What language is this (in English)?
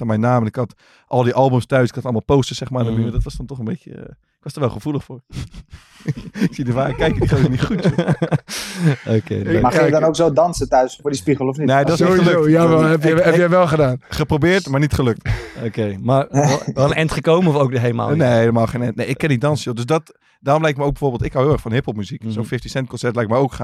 Dutch